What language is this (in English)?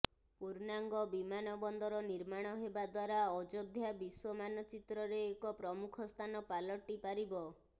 Odia